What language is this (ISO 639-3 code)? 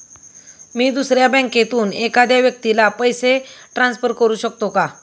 mar